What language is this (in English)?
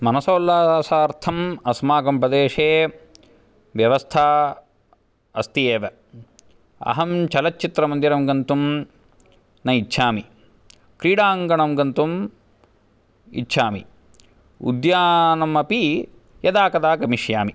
Sanskrit